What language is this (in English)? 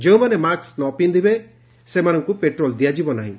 Odia